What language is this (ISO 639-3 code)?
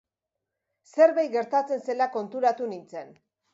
eus